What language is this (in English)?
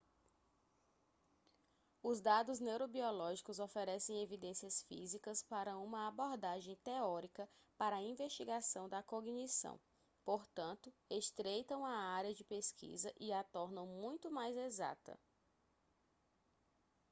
Portuguese